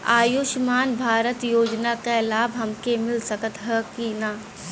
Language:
Bhojpuri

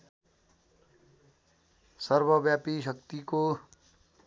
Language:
Nepali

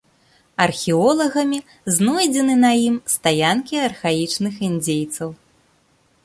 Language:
Belarusian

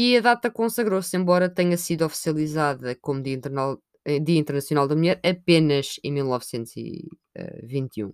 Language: Portuguese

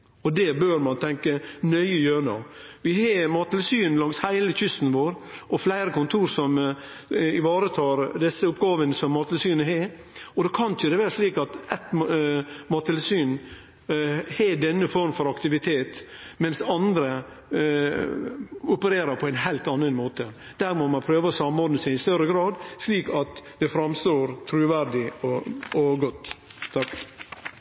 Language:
Norwegian Nynorsk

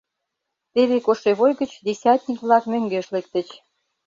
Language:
Mari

